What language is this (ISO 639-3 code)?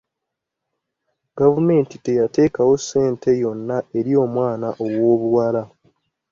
lug